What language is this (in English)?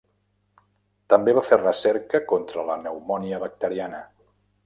Catalan